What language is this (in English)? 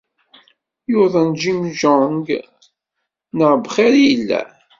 Kabyle